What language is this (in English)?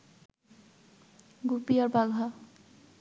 Bangla